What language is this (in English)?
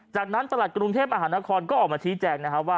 Thai